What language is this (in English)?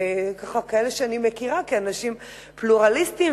Hebrew